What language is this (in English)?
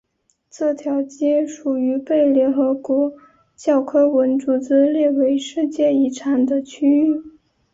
Chinese